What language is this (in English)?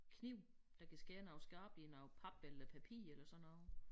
Danish